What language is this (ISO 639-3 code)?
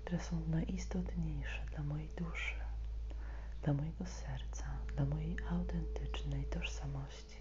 pol